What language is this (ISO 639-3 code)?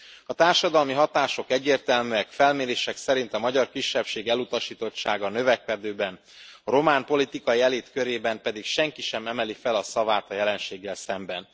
hun